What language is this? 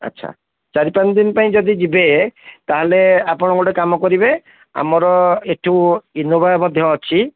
Odia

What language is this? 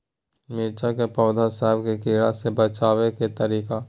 Magahi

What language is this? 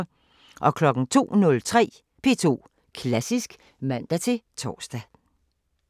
Danish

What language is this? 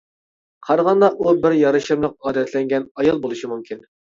Uyghur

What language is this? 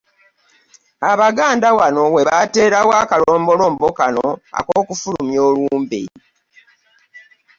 Ganda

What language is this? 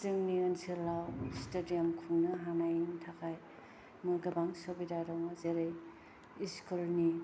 Bodo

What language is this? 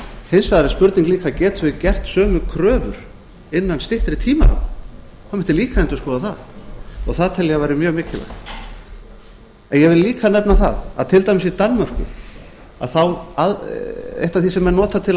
Icelandic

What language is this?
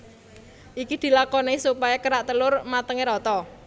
Javanese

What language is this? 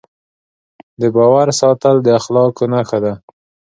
Pashto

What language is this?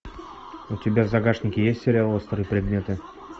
Russian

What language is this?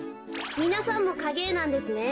Japanese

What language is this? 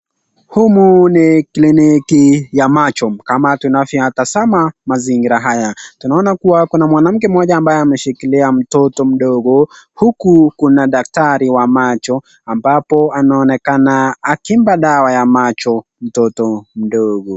Swahili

